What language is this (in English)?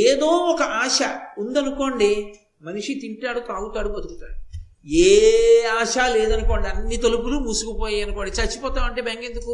Telugu